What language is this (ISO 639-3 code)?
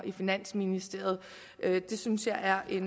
dan